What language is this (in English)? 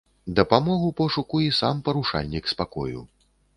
Belarusian